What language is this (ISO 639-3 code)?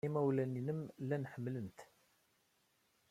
kab